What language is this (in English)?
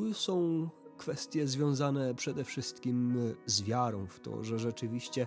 Polish